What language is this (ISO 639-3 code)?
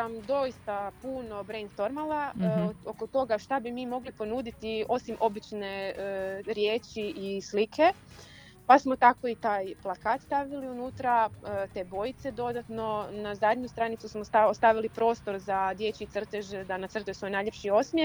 hrv